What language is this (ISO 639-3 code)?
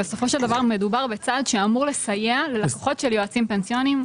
heb